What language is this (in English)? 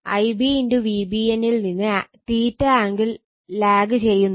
Malayalam